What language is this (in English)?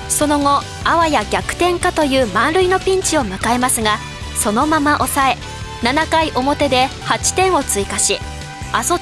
Japanese